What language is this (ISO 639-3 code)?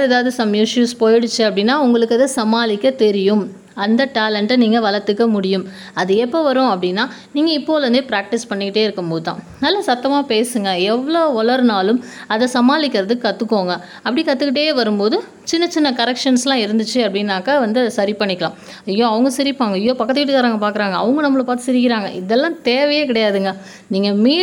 tam